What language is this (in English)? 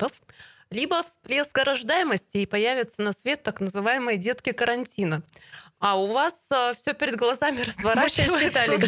Russian